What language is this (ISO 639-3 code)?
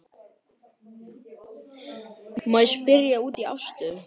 isl